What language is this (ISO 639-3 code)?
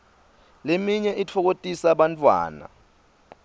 ssw